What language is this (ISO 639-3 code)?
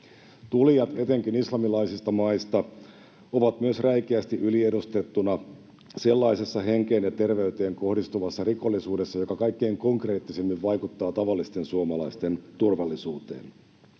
fin